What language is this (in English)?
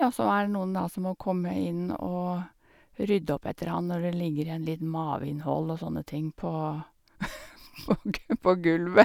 Norwegian